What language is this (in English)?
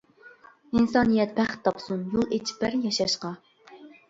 Uyghur